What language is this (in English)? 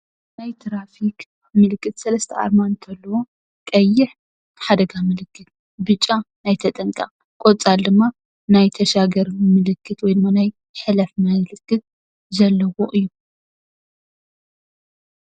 Tigrinya